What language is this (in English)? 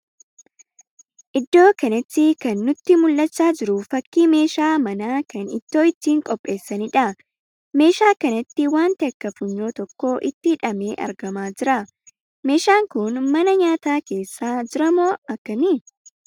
Oromo